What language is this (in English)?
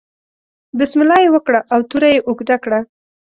Pashto